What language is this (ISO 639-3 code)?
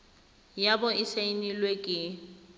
tsn